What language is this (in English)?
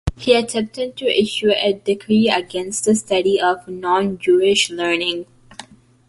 English